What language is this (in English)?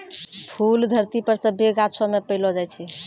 Maithili